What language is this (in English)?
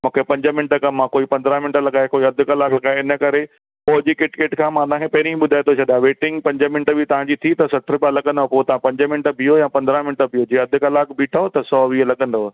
Sindhi